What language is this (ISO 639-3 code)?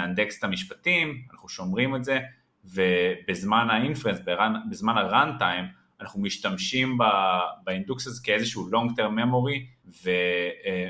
heb